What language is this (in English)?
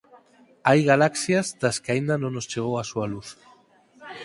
Galician